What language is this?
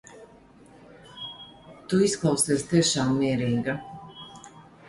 Latvian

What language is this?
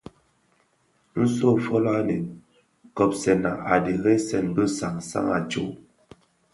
Bafia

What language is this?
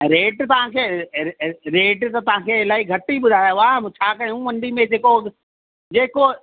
Sindhi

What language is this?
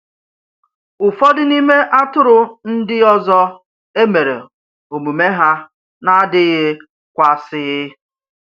Igbo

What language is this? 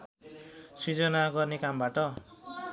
Nepali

